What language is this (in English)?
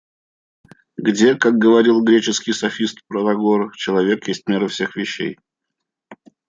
Russian